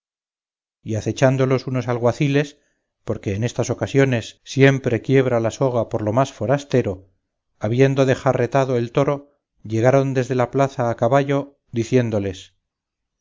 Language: Spanish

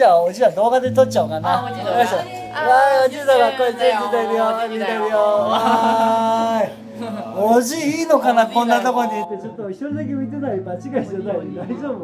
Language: Japanese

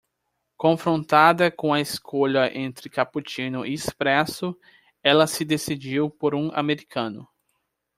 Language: Portuguese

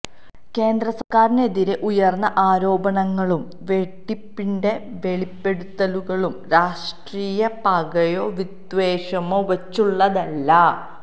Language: Malayalam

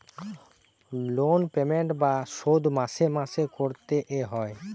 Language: Bangla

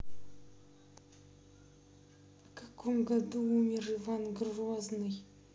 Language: Russian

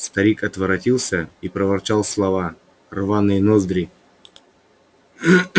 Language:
Russian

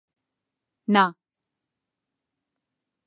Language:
Central Kurdish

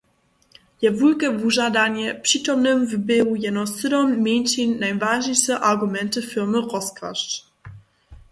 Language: Upper Sorbian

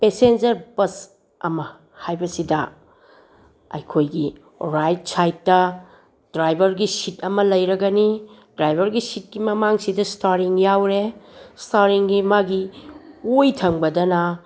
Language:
Manipuri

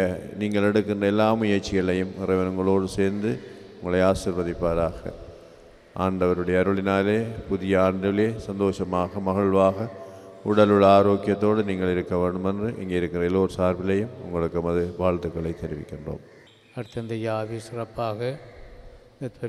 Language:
Indonesian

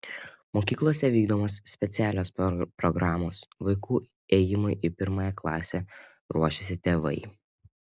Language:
Lithuanian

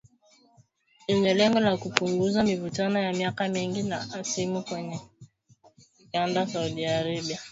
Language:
Swahili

